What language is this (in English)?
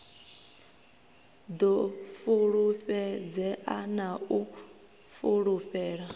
Venda